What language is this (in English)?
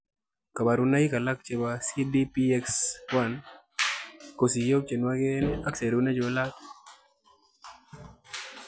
Kalenjin